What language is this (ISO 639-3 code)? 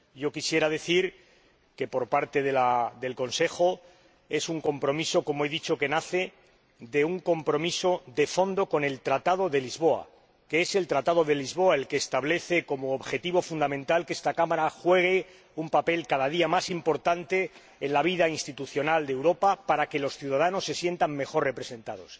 spa